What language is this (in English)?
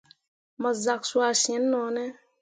Mundang